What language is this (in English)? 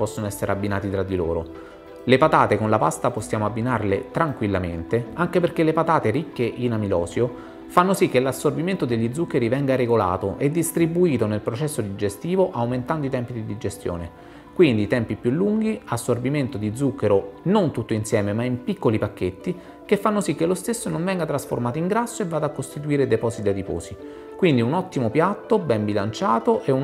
Italian